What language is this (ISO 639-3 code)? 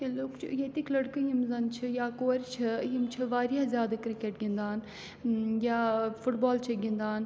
kas